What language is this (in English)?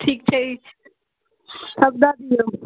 Maithili